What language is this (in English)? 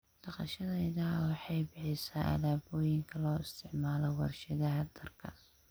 Somali